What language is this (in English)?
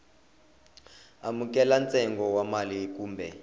Tsonga